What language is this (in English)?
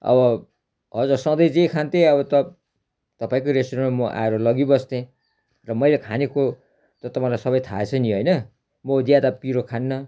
Nepali